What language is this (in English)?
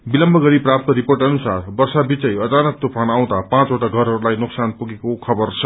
Nepali